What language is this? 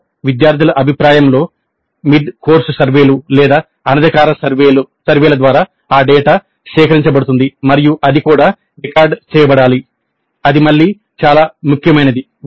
Telugu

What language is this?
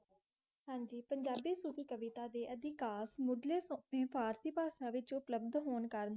Punjabi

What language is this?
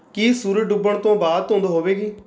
Punjabi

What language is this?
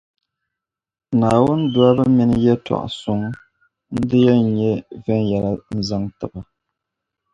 Dagbani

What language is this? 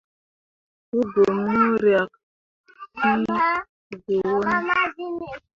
Mundang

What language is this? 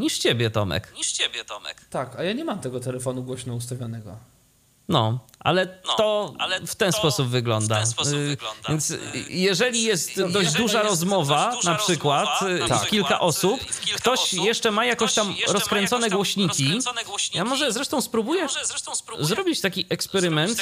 Polish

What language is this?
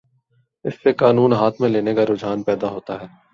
Urdu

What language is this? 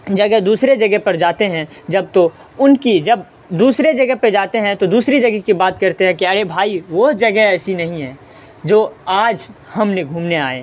Urdu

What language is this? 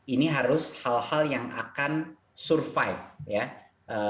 Indonesian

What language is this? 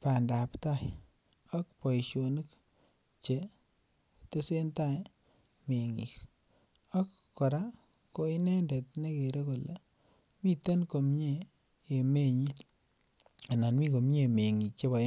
Kalenjin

